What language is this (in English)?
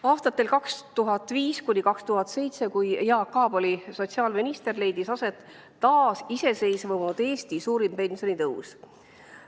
Estonian